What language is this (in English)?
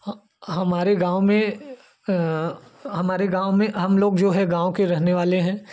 Hindi